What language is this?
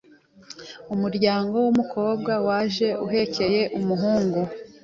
Kinyarwanda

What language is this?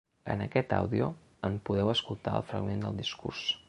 Catalan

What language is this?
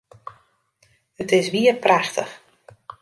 Western Frisian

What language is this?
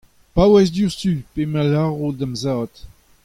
Breton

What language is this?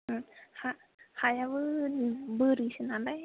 Bodo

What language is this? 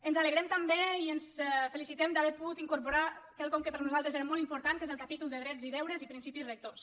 Catalan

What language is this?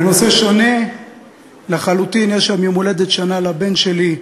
Hebrew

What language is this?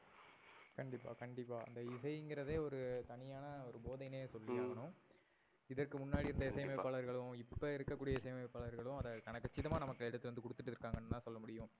Tamil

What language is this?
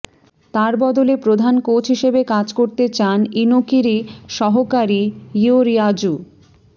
Bangla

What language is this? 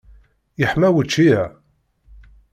Kabyle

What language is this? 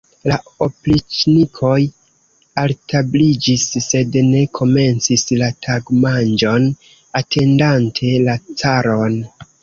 Esperanto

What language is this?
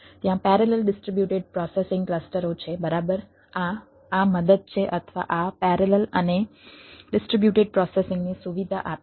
Gujarati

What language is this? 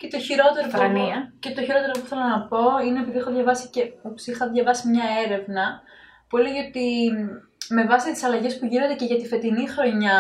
Greek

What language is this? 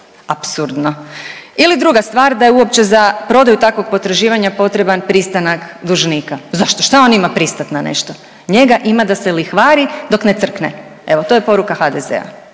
Croatian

